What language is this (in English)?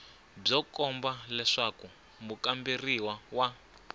Tsonga